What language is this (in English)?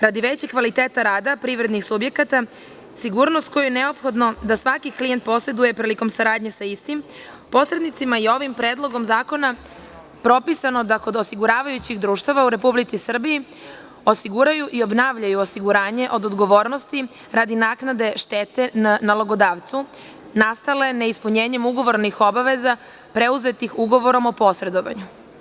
Serbian